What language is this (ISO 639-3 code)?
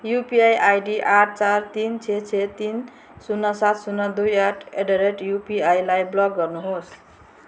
nep